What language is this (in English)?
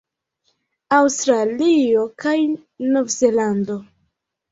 Esperanto